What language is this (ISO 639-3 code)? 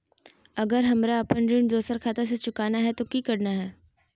mag